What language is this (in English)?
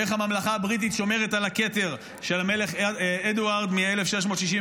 Hebrew